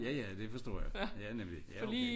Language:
Danish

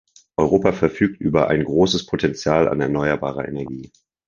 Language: German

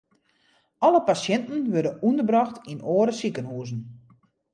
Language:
Western Frisian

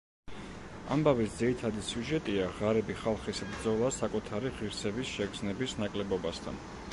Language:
Georgian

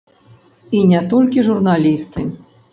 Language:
Belarusian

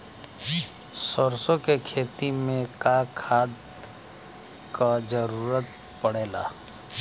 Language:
Bhojpuri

